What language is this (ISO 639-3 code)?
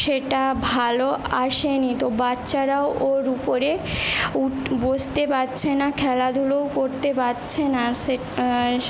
ben